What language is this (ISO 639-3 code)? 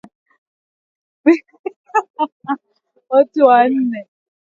swa